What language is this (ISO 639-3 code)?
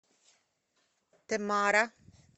rus